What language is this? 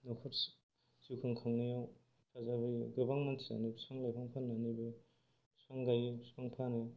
Bodo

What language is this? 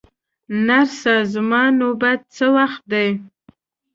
Pashto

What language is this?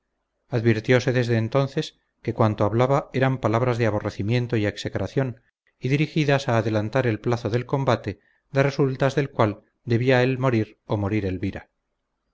Spanish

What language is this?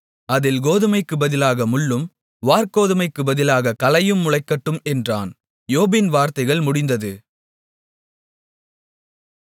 Tamil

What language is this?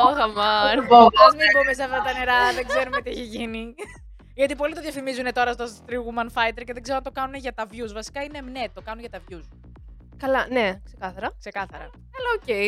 Greek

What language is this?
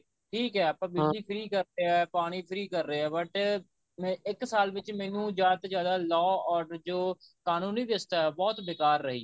Punjabi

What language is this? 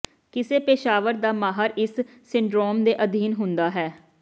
Punjabi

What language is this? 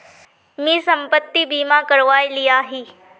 Magahi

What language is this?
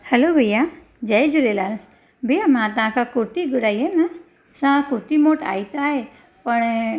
Sindhi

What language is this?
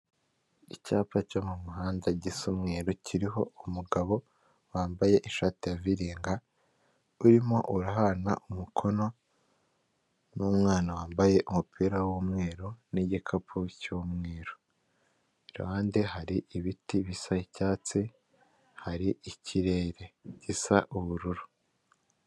Kinyarwanda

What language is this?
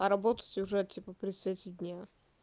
Russian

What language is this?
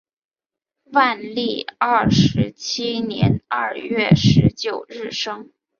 Chinese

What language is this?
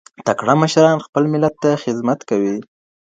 Pashto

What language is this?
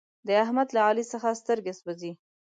Pashto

